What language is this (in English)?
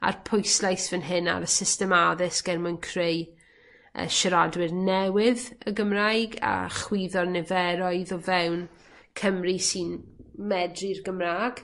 Welsh